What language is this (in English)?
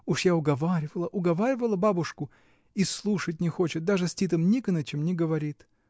Russian